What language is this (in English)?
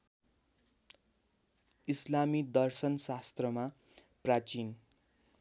Nepali